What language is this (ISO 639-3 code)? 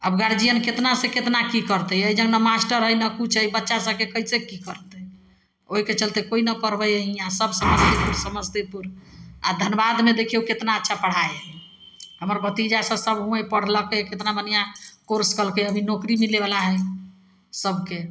mai